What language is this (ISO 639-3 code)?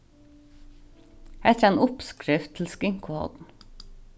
fao